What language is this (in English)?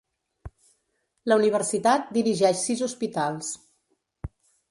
Catalan